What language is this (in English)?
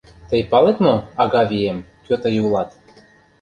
Mari